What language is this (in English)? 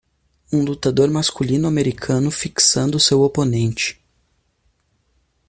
Portuguese